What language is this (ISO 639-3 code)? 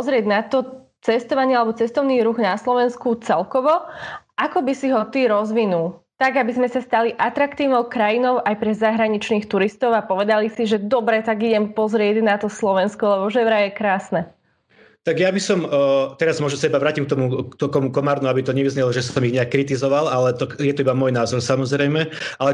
slk